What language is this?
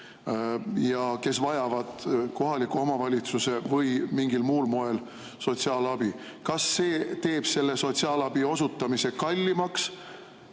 Estonian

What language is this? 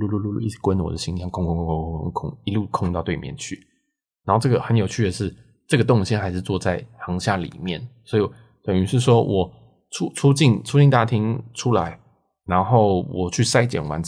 Chinese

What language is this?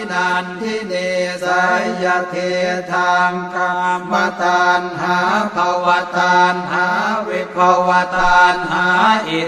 Thai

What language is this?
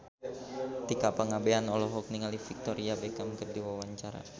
Sundanese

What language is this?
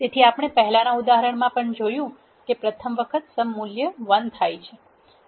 Gujarati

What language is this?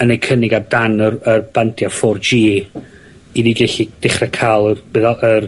Welsh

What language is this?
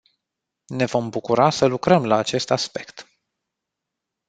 Romanian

